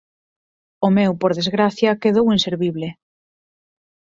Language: Galician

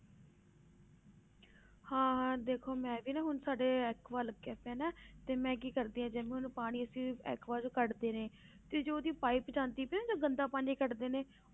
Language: Punjabi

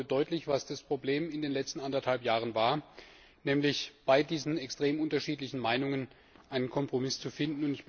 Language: German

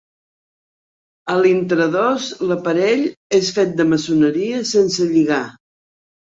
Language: Catalan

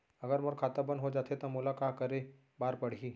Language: Chhattisgarhi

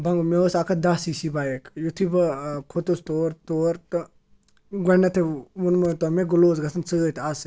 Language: Kashmiri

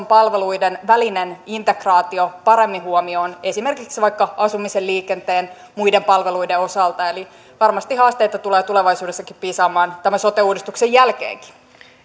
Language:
Finnish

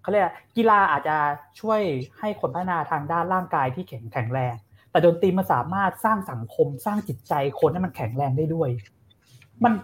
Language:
Thai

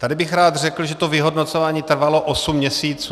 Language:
Czech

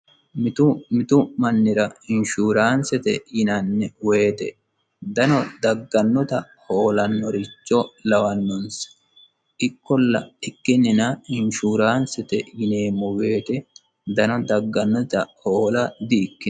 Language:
Sidamo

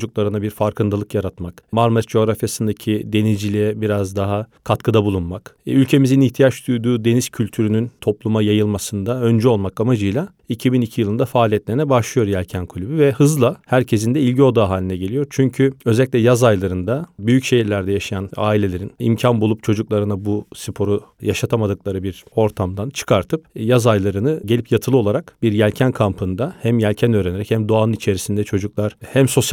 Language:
Turkish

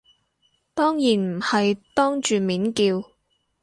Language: Cantonese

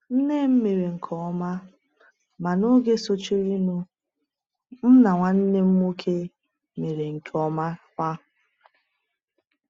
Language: Igbo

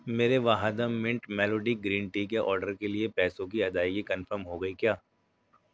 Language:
Urdu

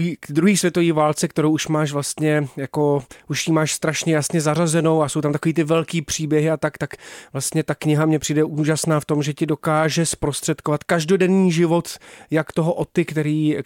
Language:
Czech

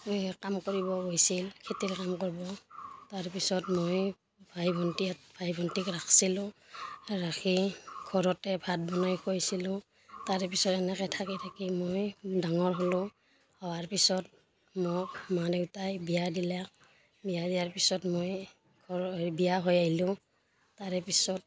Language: Assamese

